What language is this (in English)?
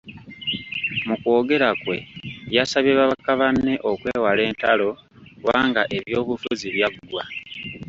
Ganda